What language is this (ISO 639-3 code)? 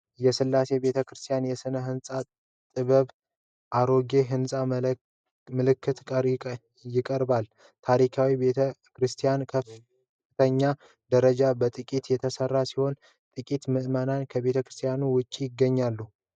amh